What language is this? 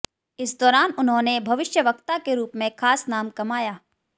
Hindi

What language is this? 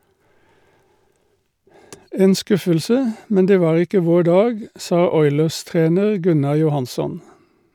Norwegian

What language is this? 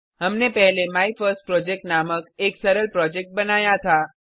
Hindi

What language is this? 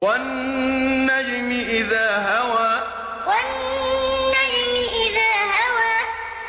Arabic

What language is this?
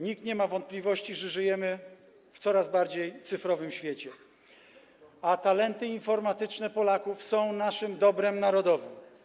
Polish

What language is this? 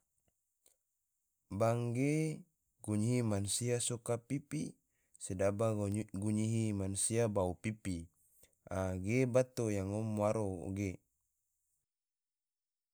Tidore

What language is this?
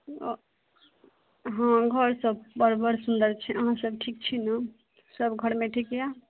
Maithili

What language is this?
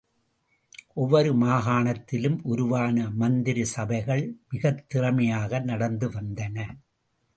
Tamil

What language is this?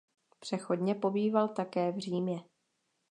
Czech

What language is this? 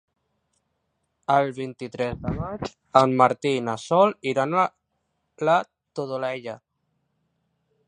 Catalan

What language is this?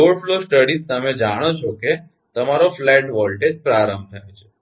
Gujarati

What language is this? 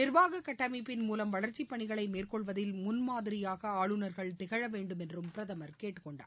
Tamil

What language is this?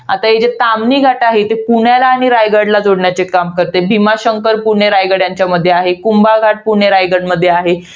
Marathi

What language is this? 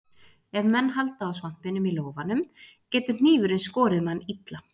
Icelandic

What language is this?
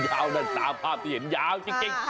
Thai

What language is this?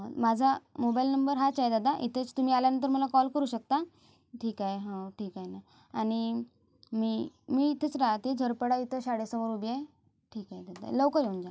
Marathi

